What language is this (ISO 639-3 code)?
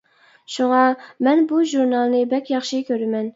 uig